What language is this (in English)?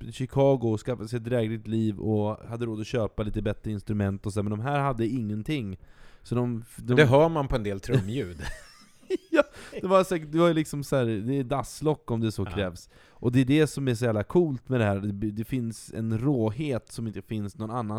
Swedish